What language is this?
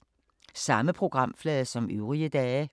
Danish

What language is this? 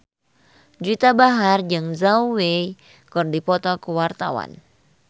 Sundanese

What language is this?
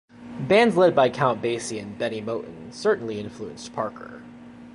English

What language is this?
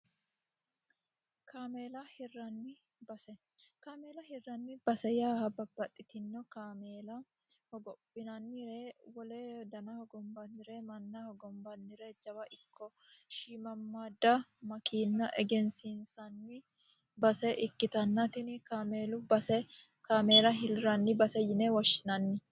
Sidamo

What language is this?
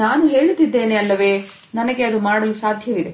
Kannada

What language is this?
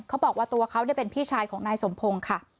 Thai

